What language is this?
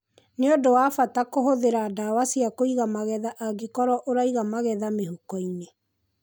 Kikuyu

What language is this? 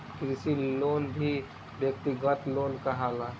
Bhojpuri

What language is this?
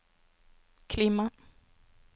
Norwegian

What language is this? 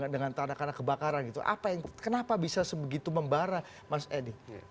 Indonesian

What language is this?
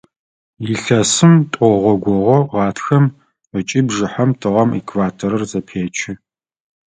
Adyghe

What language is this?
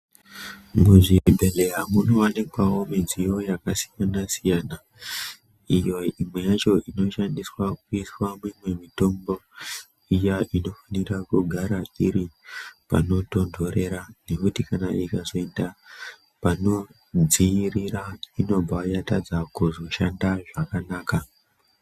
Ndau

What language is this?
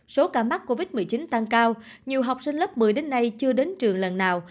Vietnamese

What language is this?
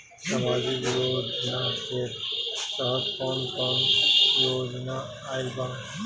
Bhojpuri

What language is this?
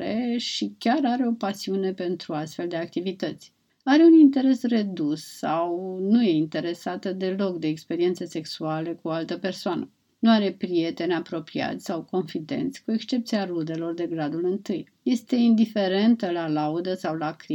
Romanian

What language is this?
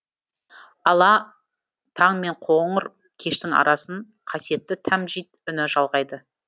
Kazakh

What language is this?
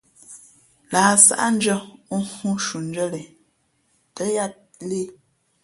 Fe'fe'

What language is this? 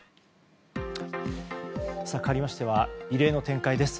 Japanese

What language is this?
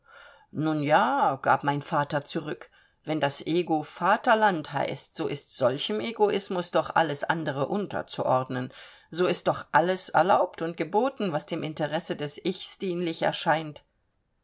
German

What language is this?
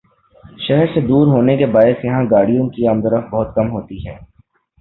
Urdu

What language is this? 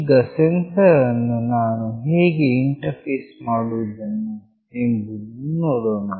Kannada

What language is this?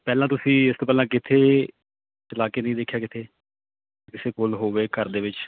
Punjabi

